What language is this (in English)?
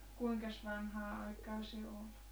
Finnish